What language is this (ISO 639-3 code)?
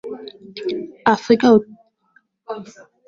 swa